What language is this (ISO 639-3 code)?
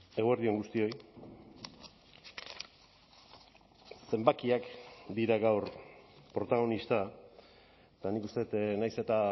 eus